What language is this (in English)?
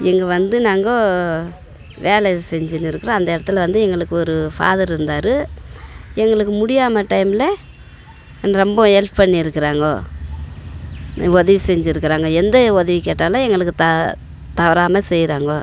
Tamil